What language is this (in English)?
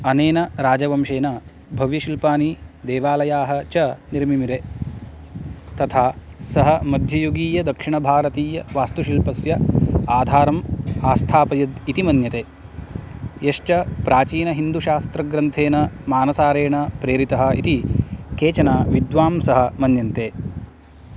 Sanskrit